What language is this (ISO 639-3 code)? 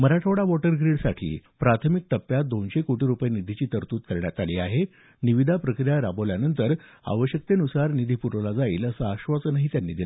mar